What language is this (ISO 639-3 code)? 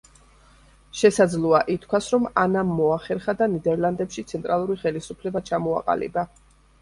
kat